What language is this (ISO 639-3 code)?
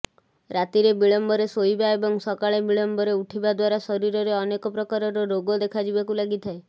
ori